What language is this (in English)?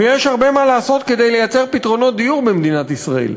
Hebrew